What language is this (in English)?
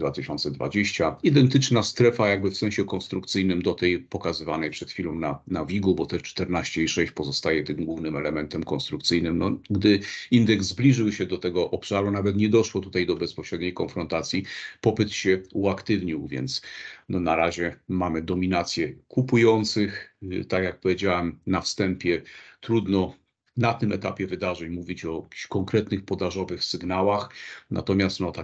Polish